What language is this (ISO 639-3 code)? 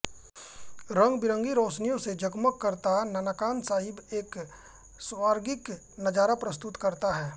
hin